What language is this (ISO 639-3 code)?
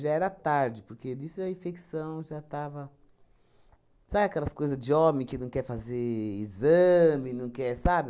por